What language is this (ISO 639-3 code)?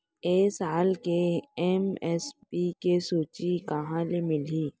hne